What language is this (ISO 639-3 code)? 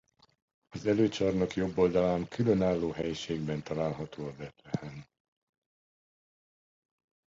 hun